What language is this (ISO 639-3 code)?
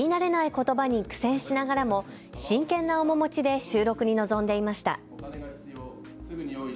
jpn